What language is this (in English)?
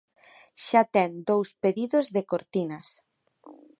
Galician